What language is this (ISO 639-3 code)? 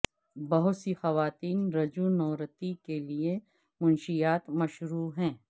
urd